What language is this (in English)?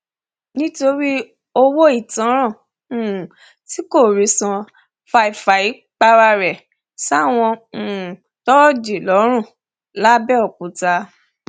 Yoruba